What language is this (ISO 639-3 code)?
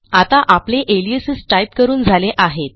mar